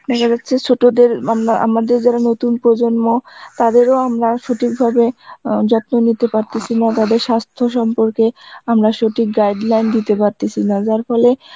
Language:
Bangla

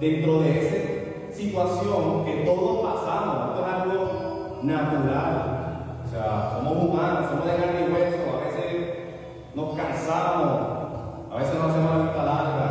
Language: Spanish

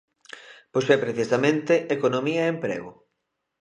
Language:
Galician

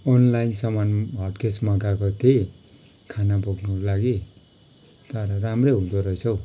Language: Nepali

